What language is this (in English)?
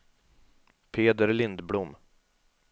Swedish